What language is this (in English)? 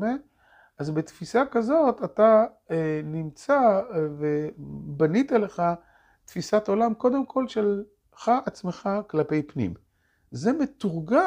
Hebrew